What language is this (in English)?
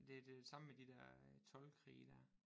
Danish